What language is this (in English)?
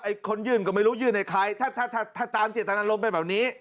Thai